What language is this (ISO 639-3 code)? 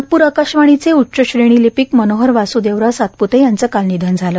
mar